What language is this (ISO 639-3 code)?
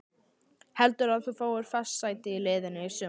isl